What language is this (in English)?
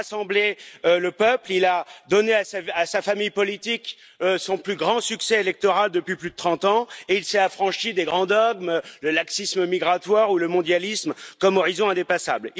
French